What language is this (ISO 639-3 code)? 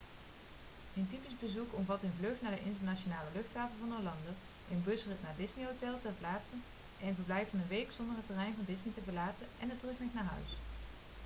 nld